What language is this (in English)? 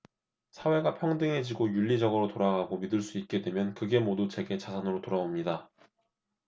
Korean